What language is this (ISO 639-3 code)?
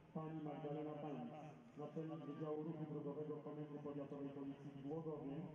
pol